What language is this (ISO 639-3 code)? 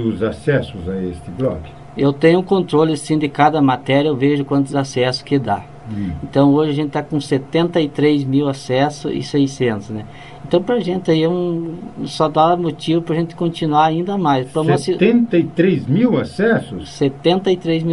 por